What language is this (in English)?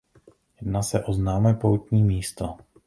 Czech